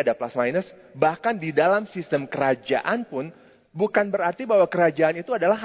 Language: Indonesian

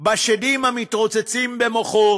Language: Hebrew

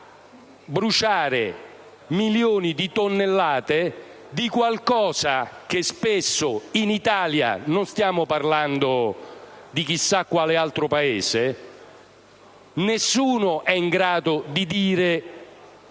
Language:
Italian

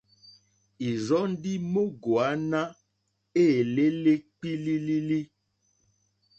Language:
Mokpwe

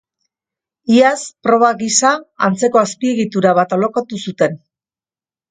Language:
Basque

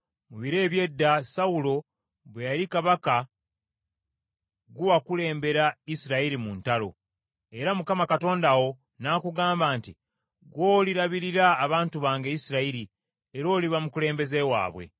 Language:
Ganda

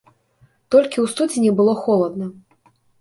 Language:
Belarusian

